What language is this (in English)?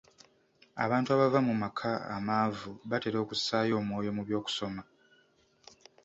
Ganda